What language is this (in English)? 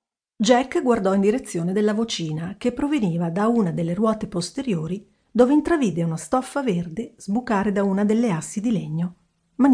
Italian